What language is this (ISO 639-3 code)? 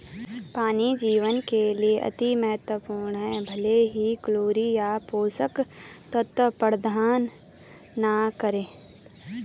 hin